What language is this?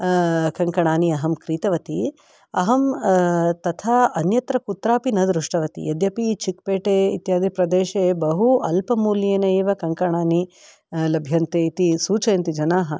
Sanskrit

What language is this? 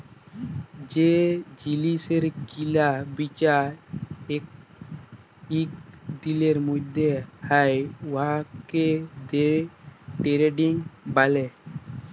Bangla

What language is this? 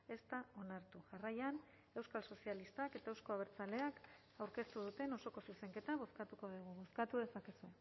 Basque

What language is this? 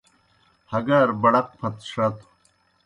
Kohistani Shina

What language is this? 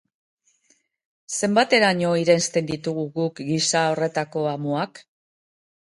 Basque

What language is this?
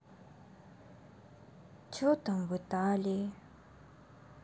Russian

